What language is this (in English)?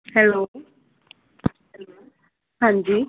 Punjabi